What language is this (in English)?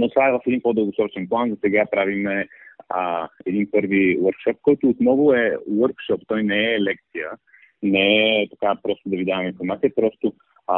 Bulgarian